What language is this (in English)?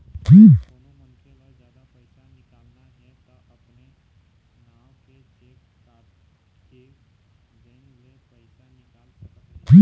Chhattisgarhi